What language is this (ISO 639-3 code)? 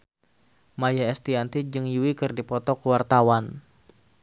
sun